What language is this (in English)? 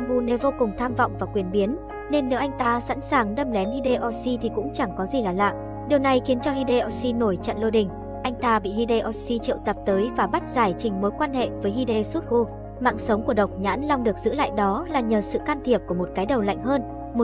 Vietnamese